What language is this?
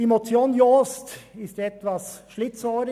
Swiss German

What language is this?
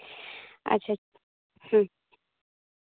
Santali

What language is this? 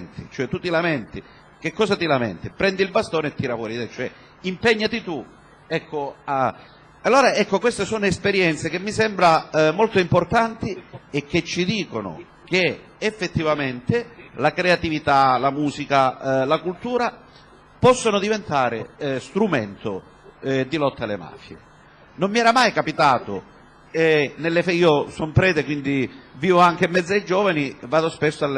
Italian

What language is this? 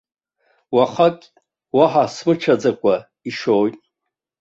Abkhazian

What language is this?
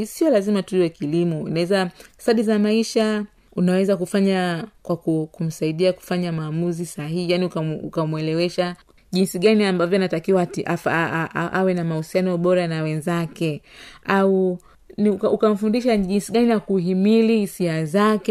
Swahili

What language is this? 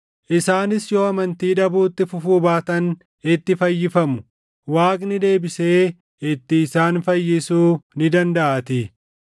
Oromo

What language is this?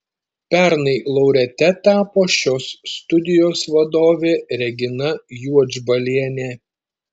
Lithuanian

